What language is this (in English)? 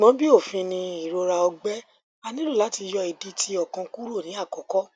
Yoruba